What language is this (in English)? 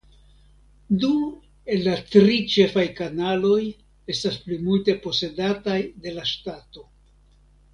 Esperanto